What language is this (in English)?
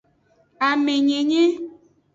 Aja (Benin)